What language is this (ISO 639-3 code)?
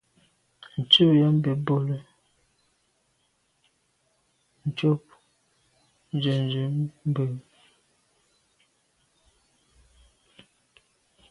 byv